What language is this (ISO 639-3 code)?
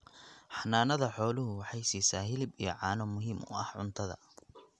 som